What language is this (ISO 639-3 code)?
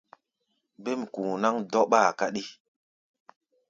gba